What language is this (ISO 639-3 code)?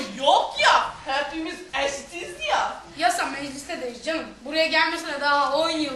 tur